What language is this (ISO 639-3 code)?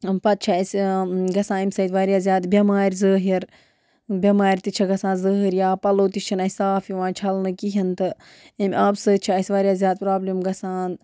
kas